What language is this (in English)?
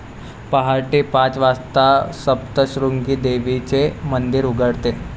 Marathi